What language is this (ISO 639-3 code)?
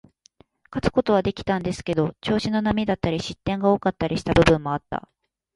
jpn